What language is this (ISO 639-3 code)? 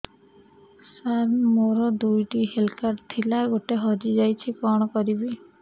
ori